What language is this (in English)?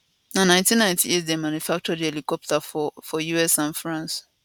Nigerian Pidgin